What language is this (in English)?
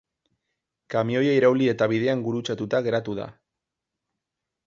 Basque